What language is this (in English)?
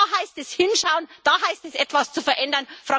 German